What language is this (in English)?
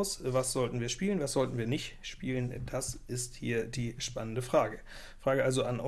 German